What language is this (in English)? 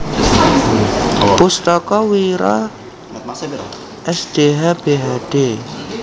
Javanese